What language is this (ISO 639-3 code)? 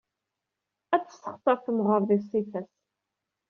kab